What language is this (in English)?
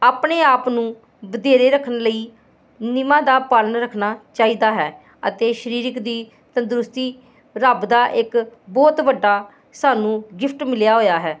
Punjabi